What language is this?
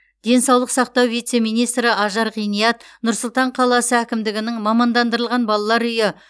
Kazakh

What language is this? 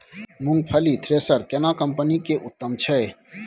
Maithili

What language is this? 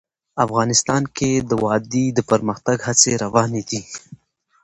Pashto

